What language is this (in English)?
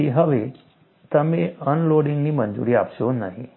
Gujarati